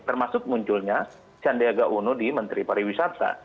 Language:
Indonesian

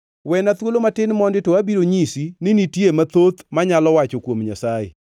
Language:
Luo (Kenya and Tanzania)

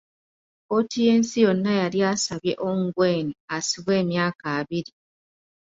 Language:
Ganda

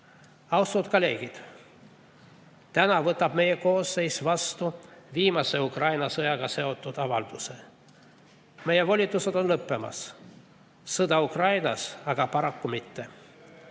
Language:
Estonian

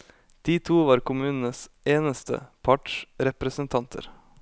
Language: Norwegian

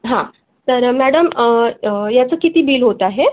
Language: Marathi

